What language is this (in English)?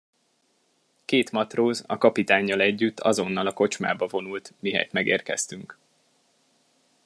Hungarian